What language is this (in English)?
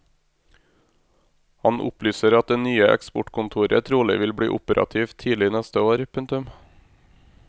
Norwegian